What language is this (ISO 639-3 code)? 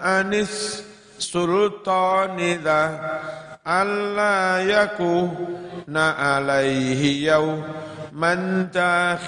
ind